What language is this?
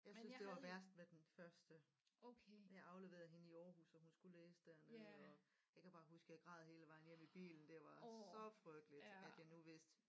Danish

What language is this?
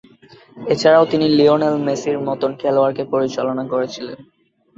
Bangla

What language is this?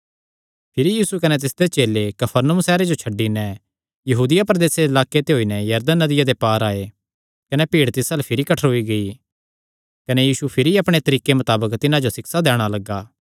Kangri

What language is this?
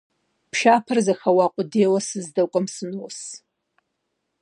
Kabardian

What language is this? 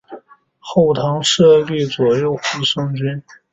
Chinese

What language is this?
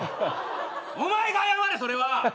Japanese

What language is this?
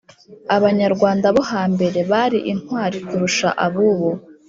Kinyarwanda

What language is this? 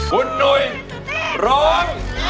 Thai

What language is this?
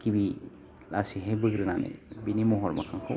Bodo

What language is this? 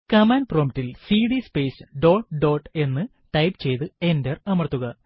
Malayalam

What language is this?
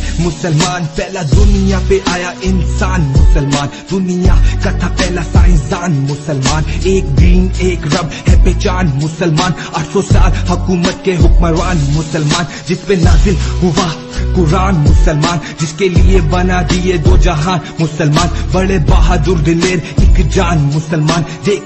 Dutch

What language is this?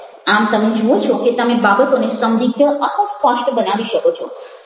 Gujarati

